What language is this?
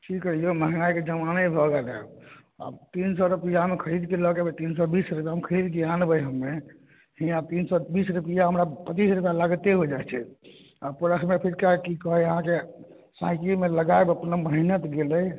Maithili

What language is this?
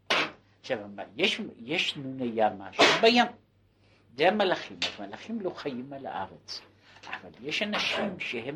Hebrew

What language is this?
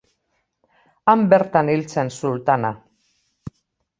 Basque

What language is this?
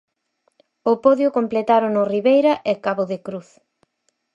Galician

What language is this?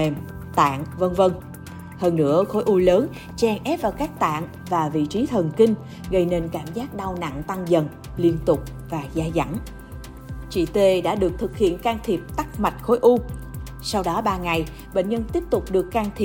Vietnamese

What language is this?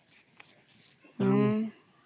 Odia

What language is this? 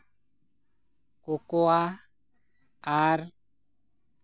Santali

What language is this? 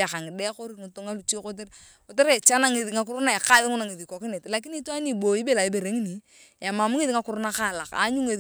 Turkana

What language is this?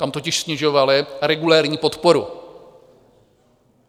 Czech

